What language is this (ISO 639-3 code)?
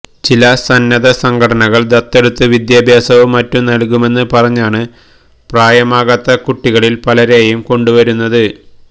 mal